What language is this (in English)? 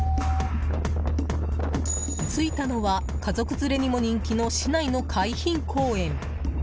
Japanese